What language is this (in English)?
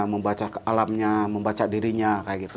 Indonesian